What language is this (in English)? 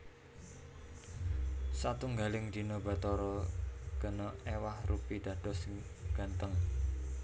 Javanese